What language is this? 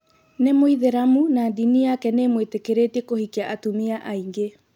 Kikuyu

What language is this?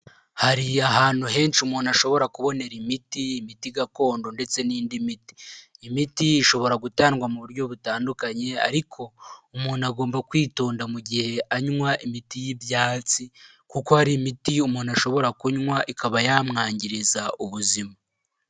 Kinyarwanda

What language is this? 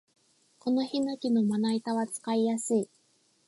Japanese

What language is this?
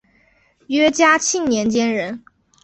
Chinese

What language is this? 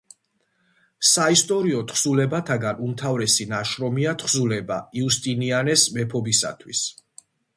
Georgian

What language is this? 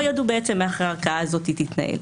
Hebrew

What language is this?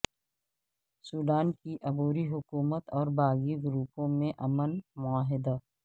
Urdu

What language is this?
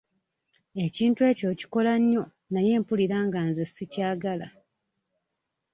Ganda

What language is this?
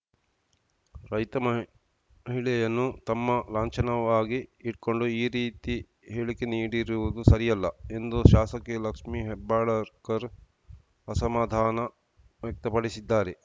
Kannada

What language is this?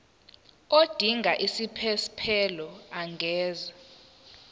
Zulu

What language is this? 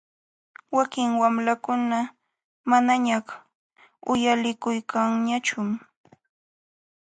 Jauja Wanca Quechua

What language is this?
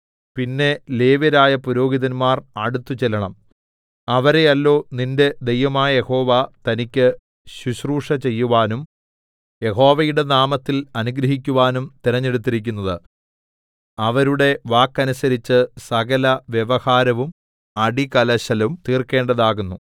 Malayalam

